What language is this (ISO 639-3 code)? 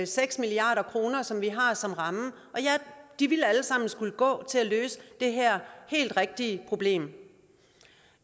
dan